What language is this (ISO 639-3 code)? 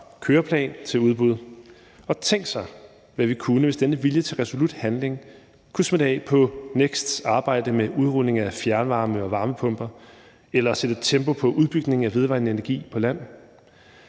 dan